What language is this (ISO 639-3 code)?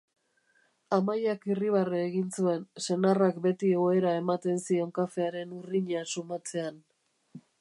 eus